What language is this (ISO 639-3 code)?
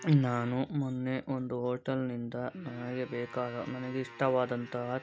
kan